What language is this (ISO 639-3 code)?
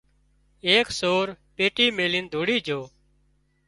kxp